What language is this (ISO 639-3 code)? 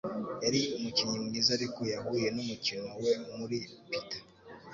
kin